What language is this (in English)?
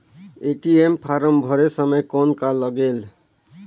Chhattisgarhi